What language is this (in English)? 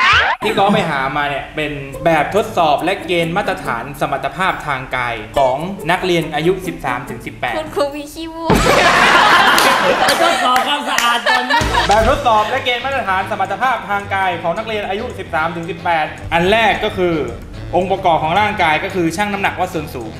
Thai